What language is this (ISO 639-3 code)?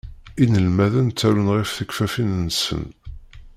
kab